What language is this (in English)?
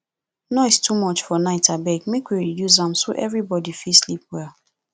Nigerian Pidgin